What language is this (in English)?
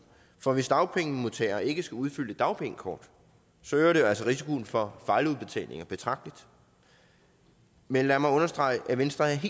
Danish